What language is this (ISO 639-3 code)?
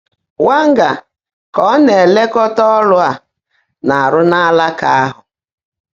ibo